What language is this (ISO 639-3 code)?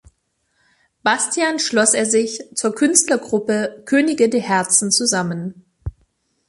deu